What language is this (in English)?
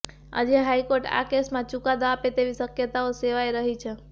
Gujarati